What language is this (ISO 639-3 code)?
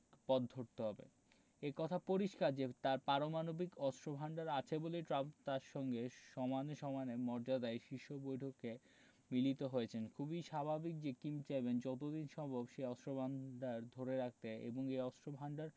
ben